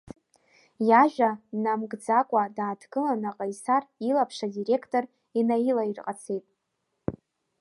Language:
Abkhazian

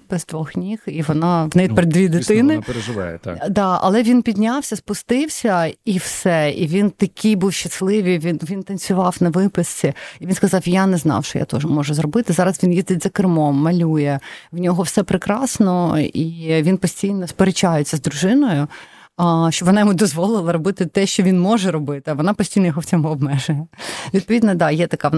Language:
Ukrainian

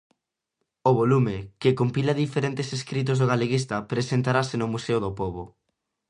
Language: Galician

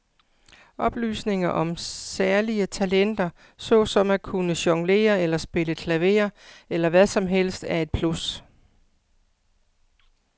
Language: Danish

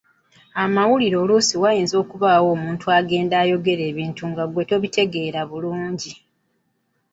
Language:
Ganda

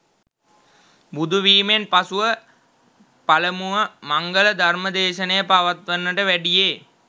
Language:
Sinhala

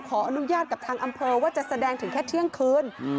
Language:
Thai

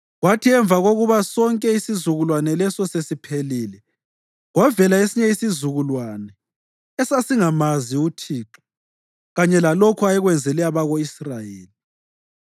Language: North Ndebele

